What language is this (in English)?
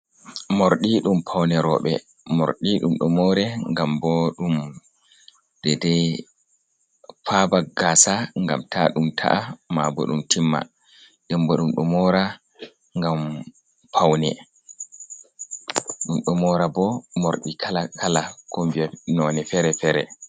Fula